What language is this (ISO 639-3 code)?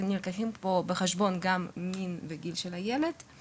heb